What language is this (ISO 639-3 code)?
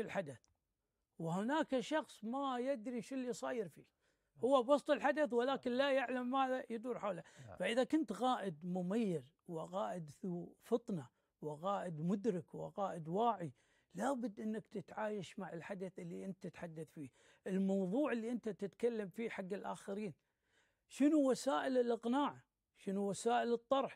ara